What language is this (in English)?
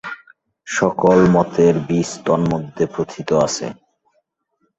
Bangla